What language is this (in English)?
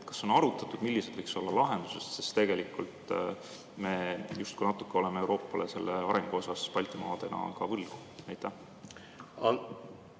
Estonian